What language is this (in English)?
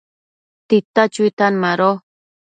Matsés